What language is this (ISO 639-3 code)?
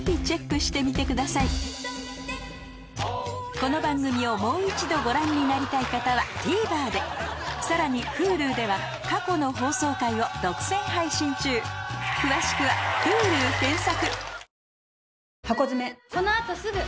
jpn